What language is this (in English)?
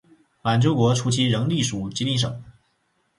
Chinese